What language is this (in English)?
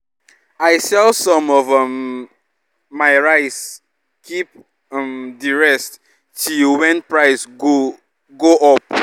Nigerian Pidgin